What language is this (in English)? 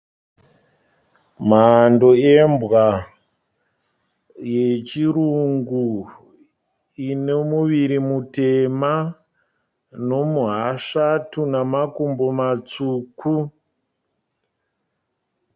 Shona